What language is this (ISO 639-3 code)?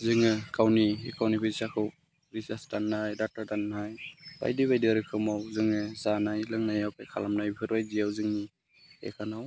brx